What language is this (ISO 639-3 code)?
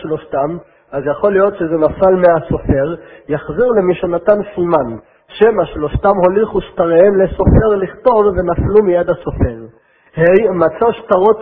heb